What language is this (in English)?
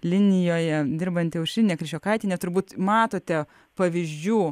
Lithuanian